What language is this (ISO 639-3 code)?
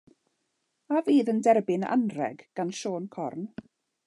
cym